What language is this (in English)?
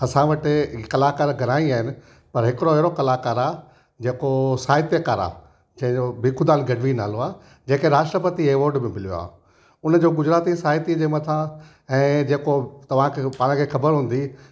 Sindhi